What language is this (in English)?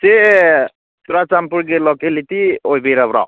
Manipuri